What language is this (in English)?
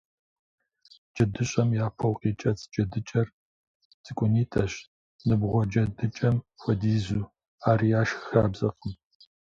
Kabardian